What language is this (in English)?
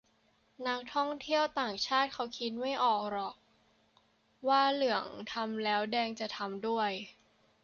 Thai